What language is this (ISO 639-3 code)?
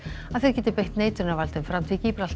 isl